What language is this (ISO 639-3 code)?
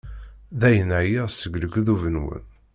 kab